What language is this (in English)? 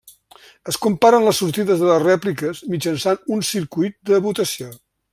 Catalan